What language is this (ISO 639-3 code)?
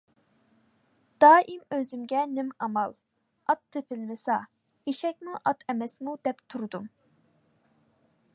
uig